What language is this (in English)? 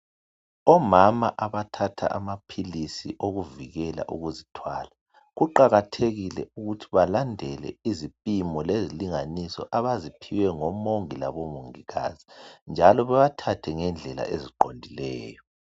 North Ndebele